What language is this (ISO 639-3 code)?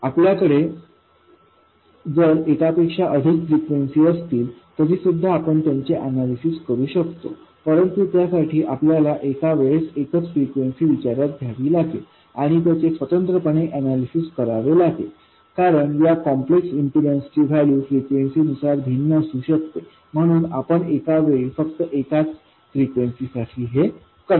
mar